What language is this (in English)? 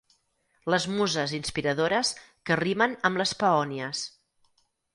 Catalan